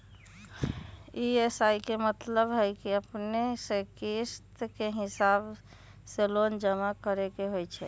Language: Magahi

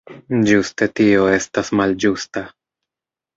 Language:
Esperanto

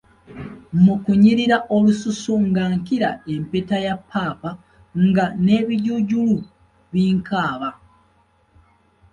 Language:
Ganda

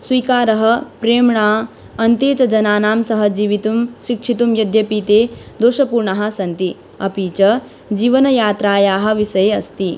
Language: Sanskrit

